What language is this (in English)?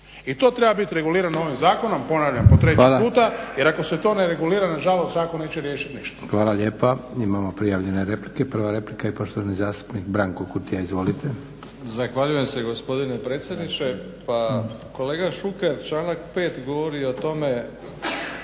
Croatian